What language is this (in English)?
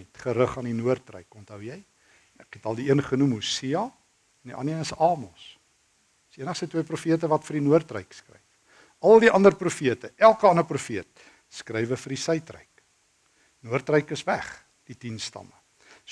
Dutch